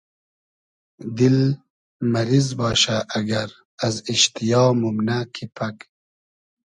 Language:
Hazaragi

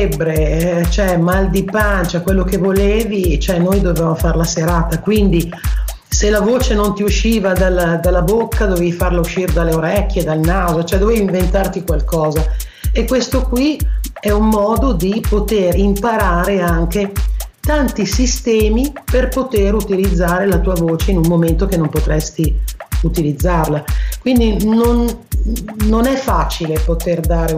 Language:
Italian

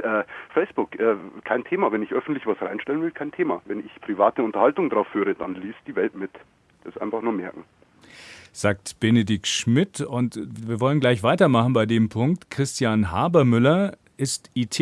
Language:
German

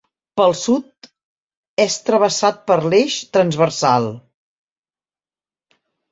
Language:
Catalan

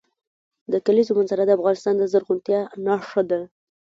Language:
Pashto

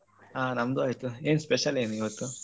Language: Kannada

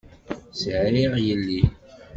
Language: Kabyle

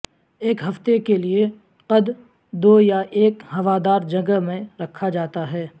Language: Urdu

